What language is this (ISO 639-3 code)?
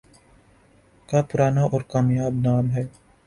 urd